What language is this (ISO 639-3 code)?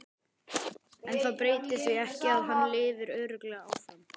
isl